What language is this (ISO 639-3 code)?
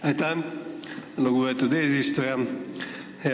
est